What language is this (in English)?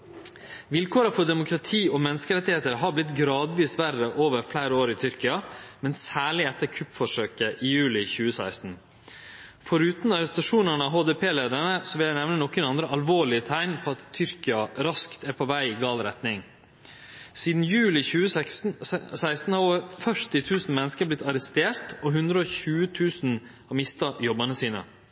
Norwegian Nynorsk